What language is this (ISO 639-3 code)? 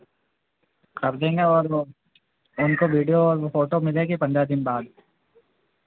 hin